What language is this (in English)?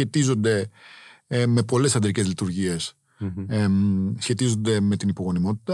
Greek